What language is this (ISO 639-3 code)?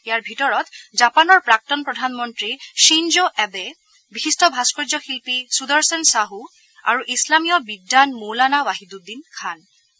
asm